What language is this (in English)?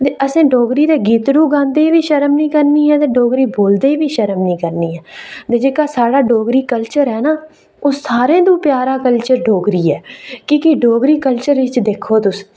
Dogri